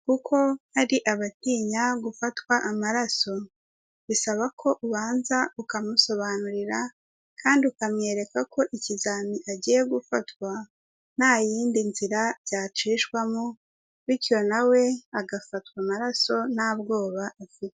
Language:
Kinyarwanda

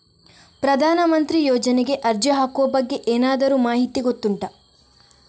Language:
Kannada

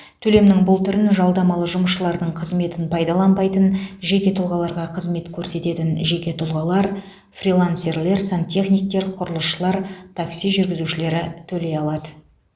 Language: Kazakh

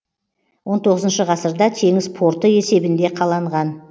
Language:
Kazakh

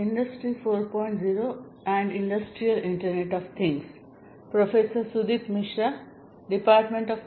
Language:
Gujarati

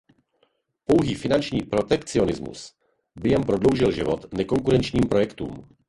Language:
Czech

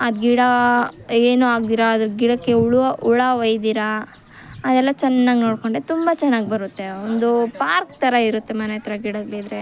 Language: Kannada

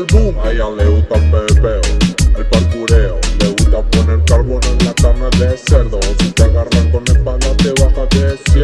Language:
Japanese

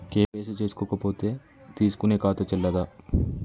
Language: Telugu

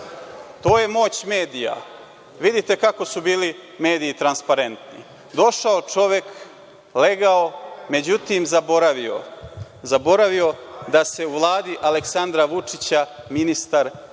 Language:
Serbian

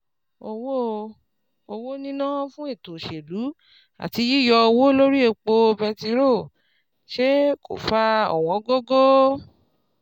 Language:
Yoruba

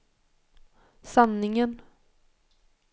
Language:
Swedish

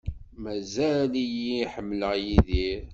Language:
Kabyle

